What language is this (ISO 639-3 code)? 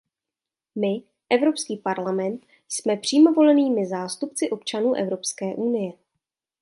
ces